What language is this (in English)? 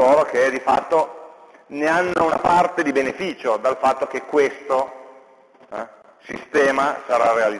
Italian